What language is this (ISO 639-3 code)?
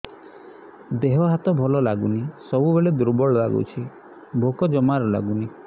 ori